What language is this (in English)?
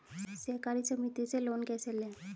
Hindi